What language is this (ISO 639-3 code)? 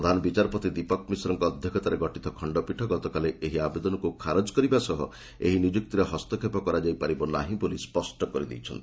ori